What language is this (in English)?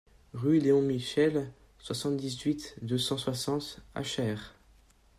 French